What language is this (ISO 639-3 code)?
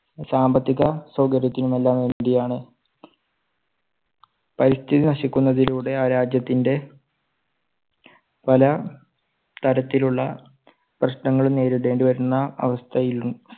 mal